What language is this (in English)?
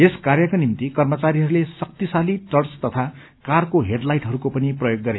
Nepali